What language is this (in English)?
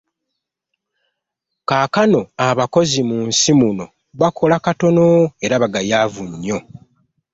Ganda